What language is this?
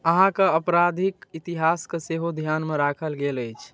Maithili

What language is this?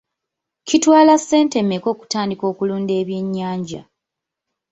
Ganda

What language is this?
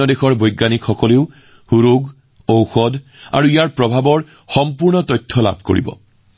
Assamese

